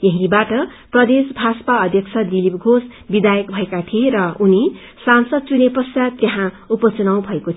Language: Nepali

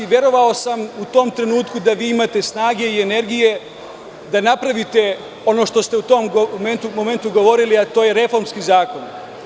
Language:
Serbian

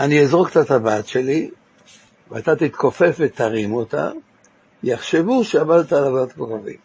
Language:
Hebrew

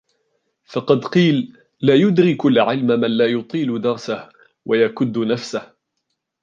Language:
Arabic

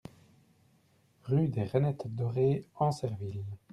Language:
French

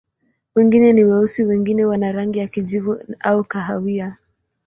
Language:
Swahili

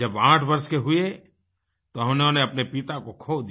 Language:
Hindi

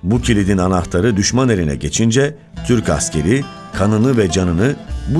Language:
Turkish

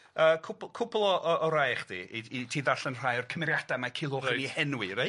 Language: Welsh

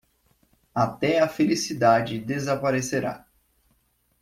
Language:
Portuguese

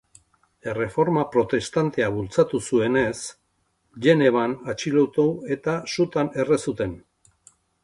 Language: Basque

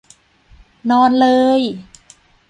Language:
Thai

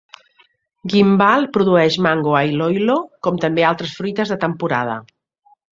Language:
Catalan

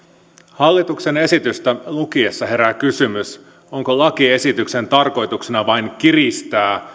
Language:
Finnish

